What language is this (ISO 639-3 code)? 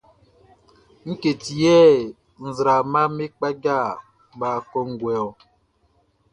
bci